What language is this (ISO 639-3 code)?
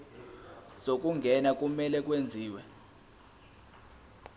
zul